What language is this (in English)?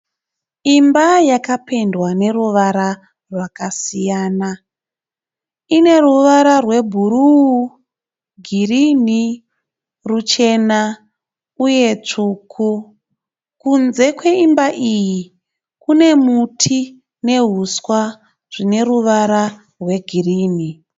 Shona